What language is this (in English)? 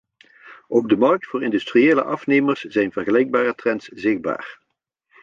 Dutch